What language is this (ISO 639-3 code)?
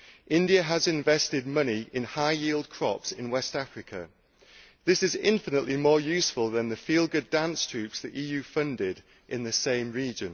eng